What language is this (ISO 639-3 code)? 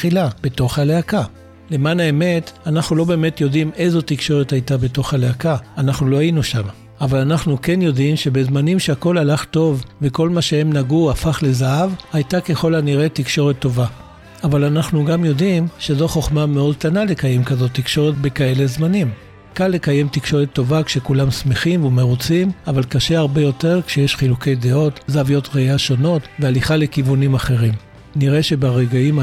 heb